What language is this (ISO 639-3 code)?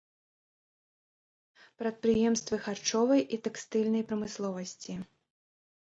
bel